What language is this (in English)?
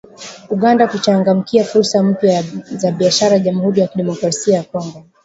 Swahili